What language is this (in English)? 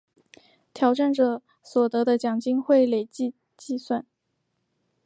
Chinese